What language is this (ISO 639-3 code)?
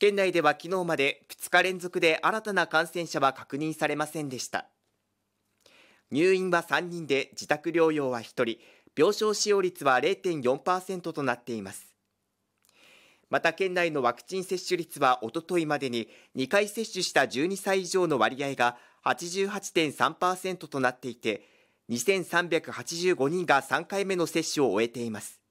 jpn